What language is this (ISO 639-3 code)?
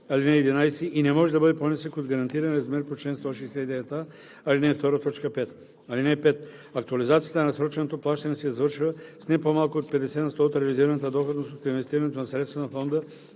bul